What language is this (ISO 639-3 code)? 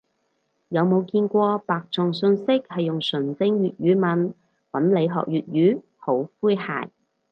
yue